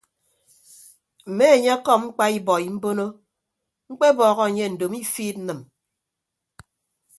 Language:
Ibibio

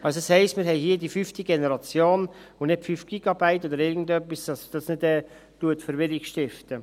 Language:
Swiss German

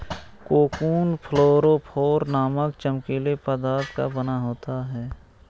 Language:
Hindi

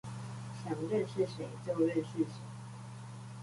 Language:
Chinese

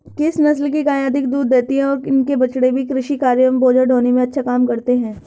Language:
Hindi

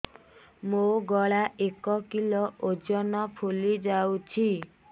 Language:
Odia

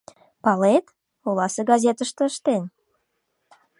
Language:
Mari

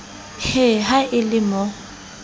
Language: Southern Sotho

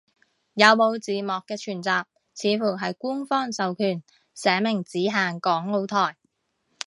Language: Cantonese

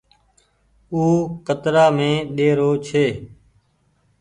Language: Goaria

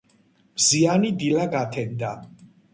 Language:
Georgian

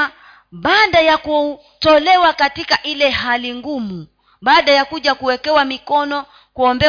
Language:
Swahili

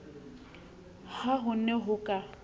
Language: Southern Sotho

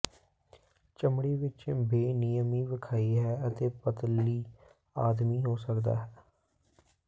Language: Punjabi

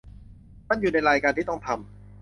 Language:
Thai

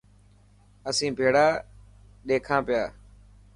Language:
Dhatki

